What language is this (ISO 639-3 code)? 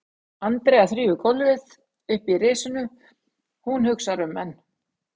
isl